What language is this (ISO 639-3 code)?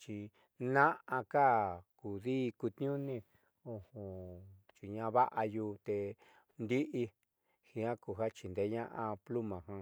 mxy